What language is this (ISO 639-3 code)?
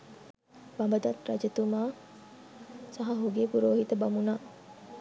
sin